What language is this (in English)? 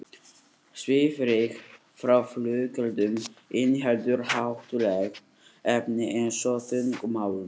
Icelandic